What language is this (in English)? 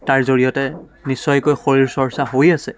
Assamese